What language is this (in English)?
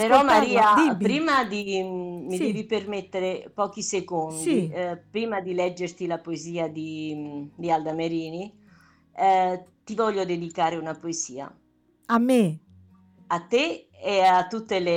Italian